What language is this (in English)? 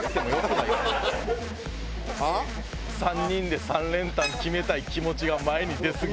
Japanese